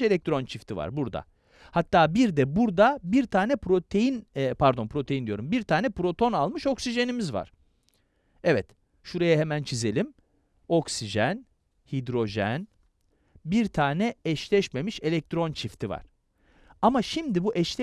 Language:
Turkish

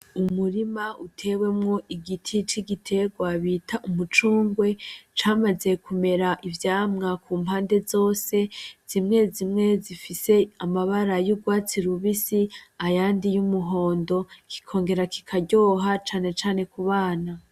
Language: Rundi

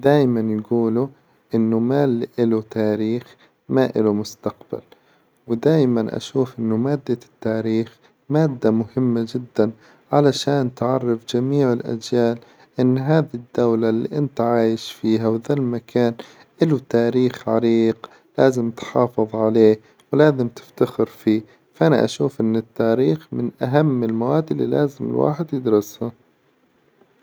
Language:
Hijazi Arabic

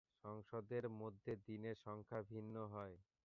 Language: Bangla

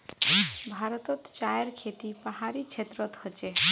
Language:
Magahi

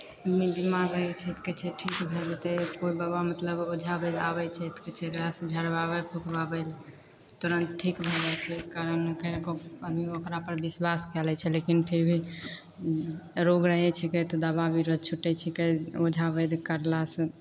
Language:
Maithili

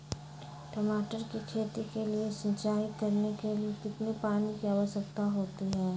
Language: Magahi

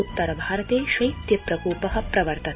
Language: Sanskrit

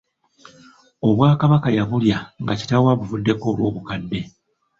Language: Ganda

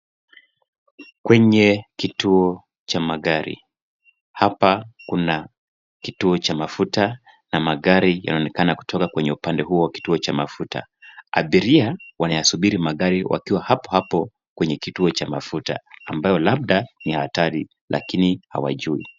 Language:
Swahili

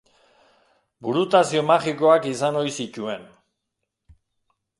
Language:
Basque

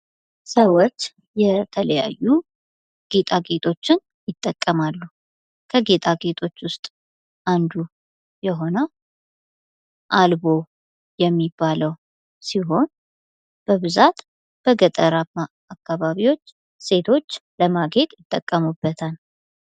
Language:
Amharic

